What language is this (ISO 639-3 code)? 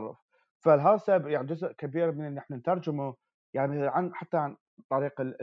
ara